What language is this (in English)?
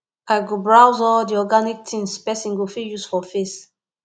Nigerian Pidgin